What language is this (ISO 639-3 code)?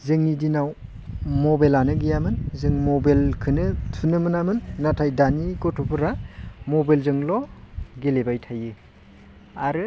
brx